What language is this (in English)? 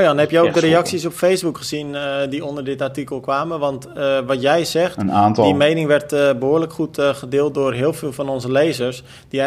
Dutch